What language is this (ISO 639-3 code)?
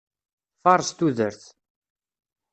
kab